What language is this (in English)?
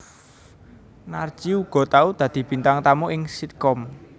Javanese